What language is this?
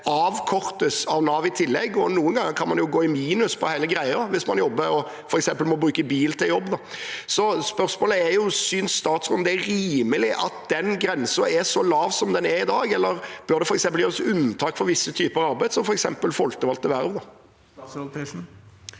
Norwegian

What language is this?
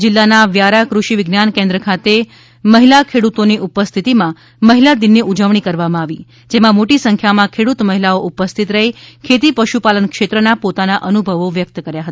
Gujarati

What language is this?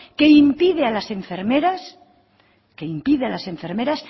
Spanish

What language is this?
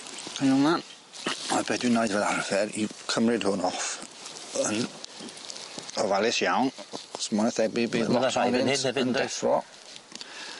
Welsh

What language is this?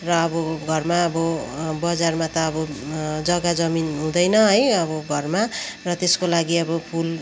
Nepali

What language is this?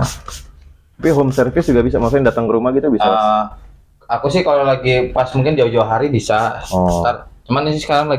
Indonesian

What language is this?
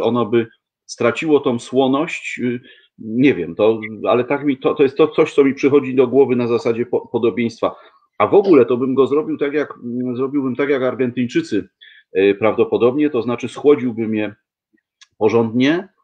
Polish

